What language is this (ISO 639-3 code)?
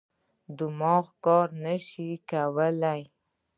pus